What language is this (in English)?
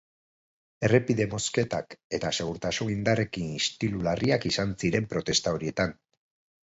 Basque